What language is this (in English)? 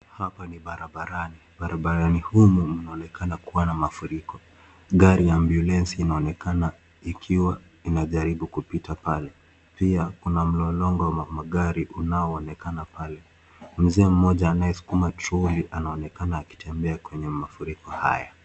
Swahili